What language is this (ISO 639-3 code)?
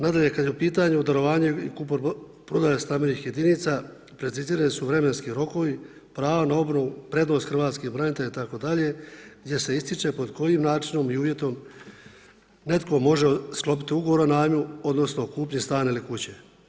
hrv